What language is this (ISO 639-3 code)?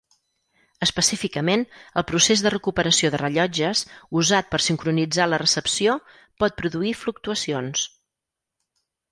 cat